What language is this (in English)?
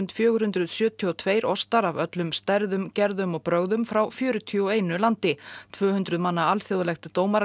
Icelandic